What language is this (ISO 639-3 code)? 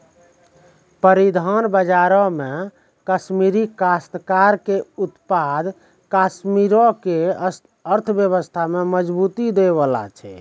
mai